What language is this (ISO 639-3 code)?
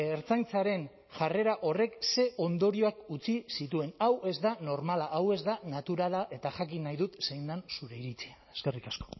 eus